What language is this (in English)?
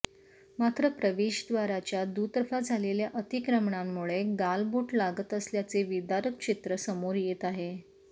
Marathi